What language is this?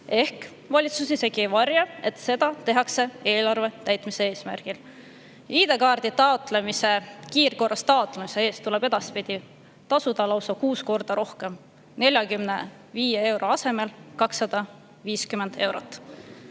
Estonian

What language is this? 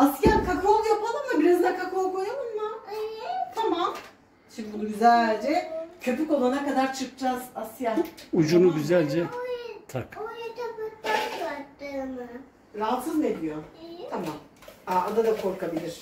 Turkish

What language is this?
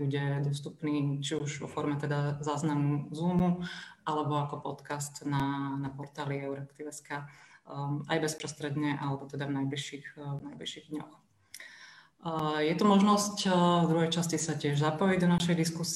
Slovak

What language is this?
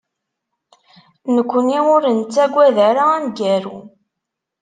Kabyle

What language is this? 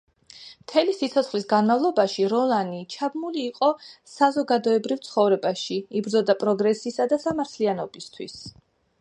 Georgian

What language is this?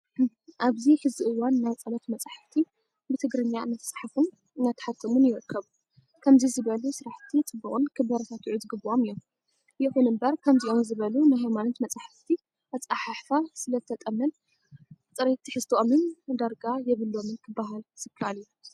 Tigrinya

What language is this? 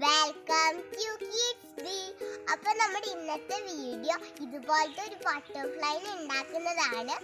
Turkish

